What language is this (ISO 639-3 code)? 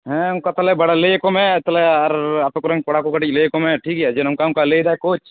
sat